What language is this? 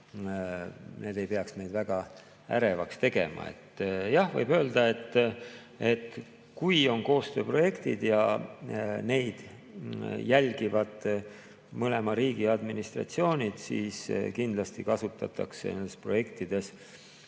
Estonian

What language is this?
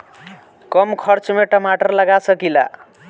Bhojpuri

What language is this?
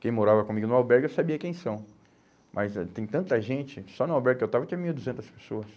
Portuguese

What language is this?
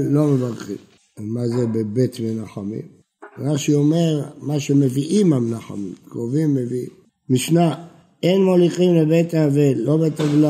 Hebrew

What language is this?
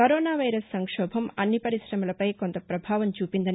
Telugu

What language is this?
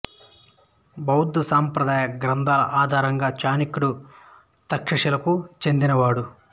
Telugu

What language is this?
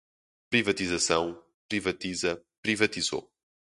Portuguese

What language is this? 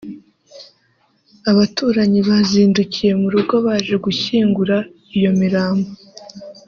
Kinyarwanda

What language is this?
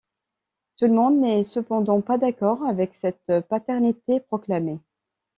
French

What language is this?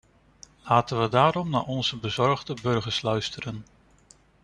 Dutch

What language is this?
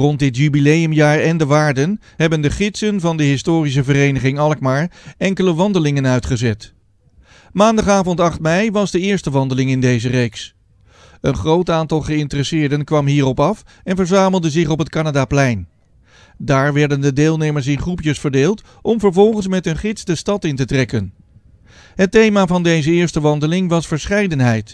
Dutch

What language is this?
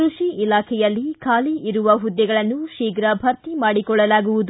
Kannada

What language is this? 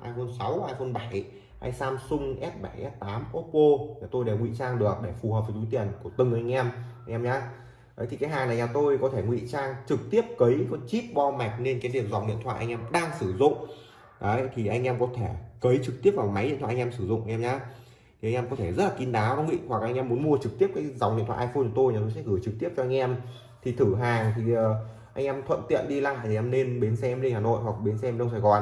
Vietnamese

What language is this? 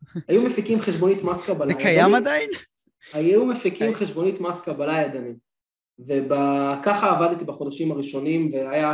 Hebrew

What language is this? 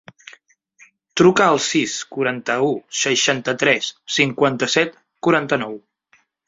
Catalan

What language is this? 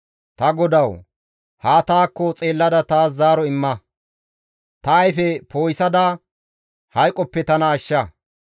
Gamo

